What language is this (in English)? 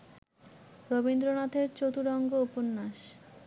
Bangla